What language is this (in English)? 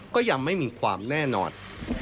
Thai